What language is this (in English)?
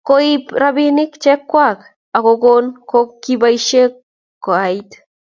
Kalenjin